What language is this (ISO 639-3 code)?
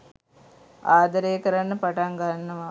sin